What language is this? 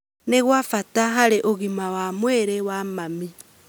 Kikuyu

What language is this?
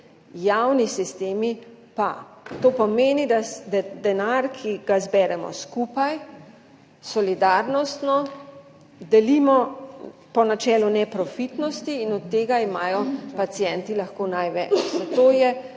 Slovenian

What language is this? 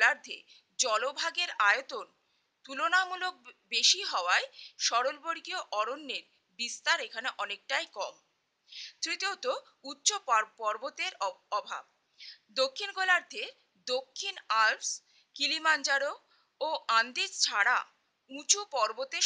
Hindi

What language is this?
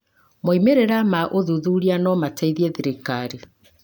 Kikuyu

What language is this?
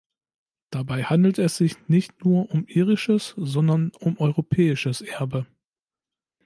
German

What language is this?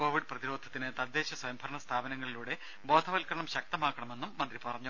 Malayalam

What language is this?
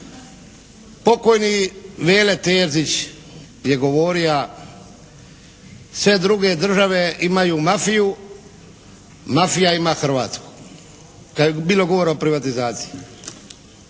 Croatian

